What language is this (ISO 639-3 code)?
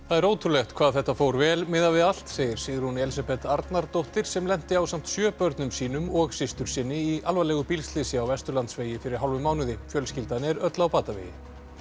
isl